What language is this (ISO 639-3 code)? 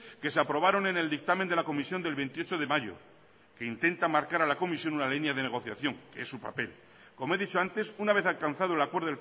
spa